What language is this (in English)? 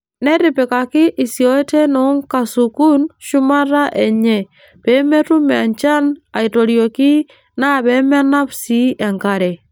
Masai